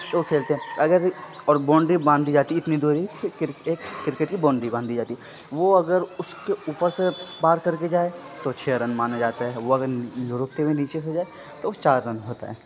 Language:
Urdu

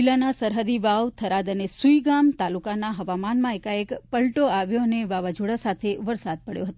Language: Gujarati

